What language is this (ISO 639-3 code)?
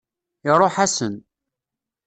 kab